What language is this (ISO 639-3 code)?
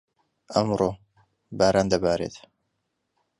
ckb